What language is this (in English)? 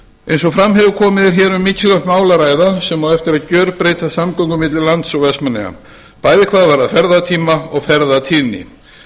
Icelandic